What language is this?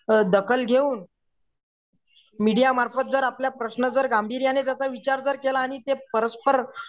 Marathi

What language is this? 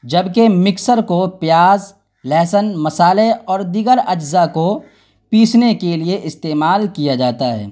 Urdu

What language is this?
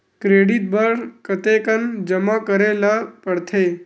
Chhattisgarhi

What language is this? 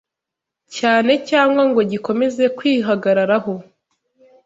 Kinyarwanda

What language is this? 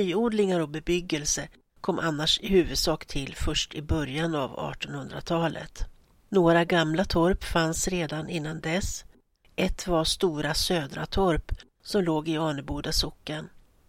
Swedish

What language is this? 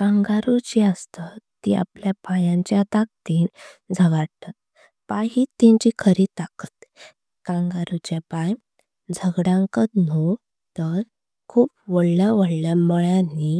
Konkani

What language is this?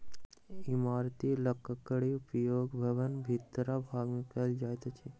Maithili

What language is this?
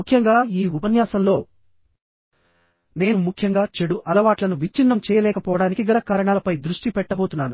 Telugu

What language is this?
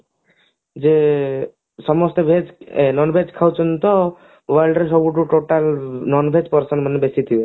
Odia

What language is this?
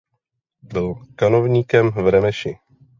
Czech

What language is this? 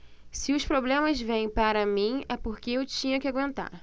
Portuguese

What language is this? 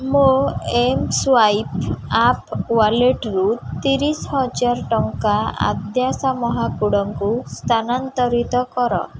Odia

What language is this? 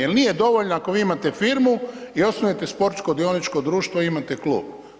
Croatian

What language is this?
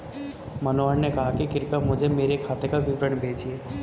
Hindi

